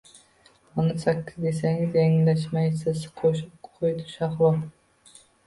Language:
Uzbek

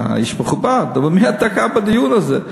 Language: Hebrew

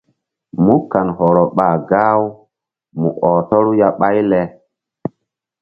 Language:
Mbum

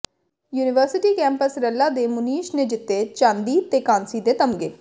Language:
Punjabi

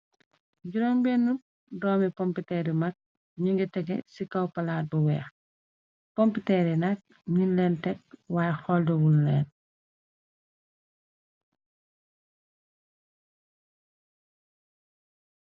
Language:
Wolof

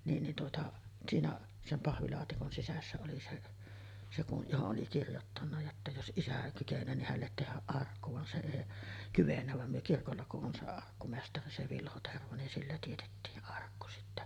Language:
Finnish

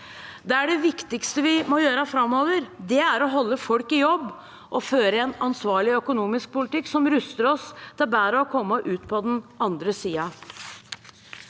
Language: Norwegian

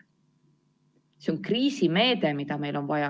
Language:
Estonian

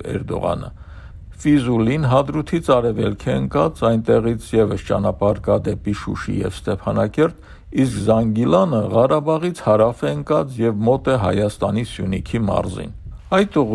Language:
Turkish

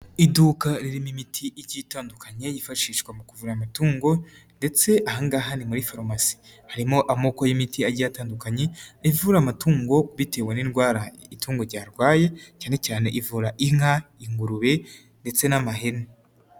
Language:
Kinyarwanda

